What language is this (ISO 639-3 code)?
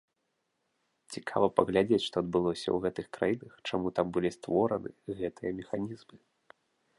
bel